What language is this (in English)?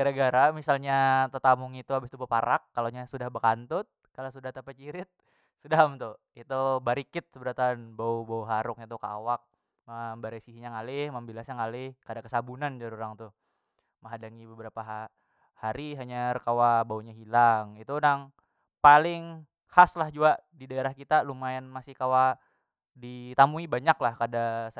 Banjar